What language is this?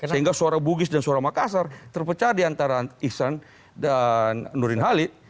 Indonesian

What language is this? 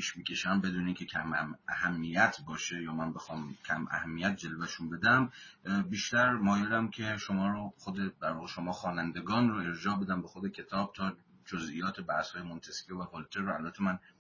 Persian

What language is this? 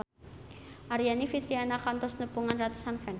Sundanese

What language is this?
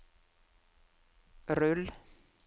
Norwegian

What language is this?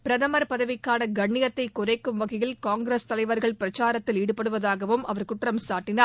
Tamil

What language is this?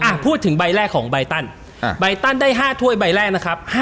Thai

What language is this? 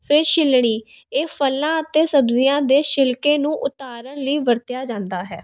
Punjabi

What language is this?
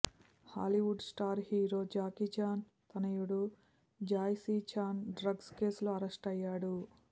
Telugu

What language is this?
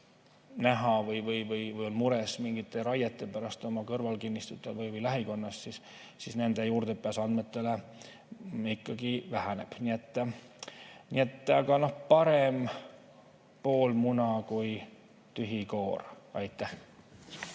Estonian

